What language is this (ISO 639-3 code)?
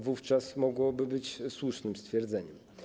pol